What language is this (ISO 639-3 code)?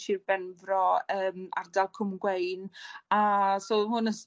cym